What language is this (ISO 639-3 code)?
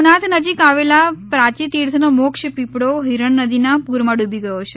guj